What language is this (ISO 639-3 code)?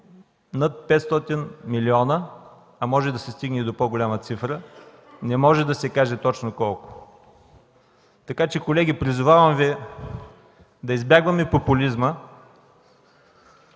bul